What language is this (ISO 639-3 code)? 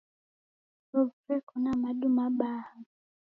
dav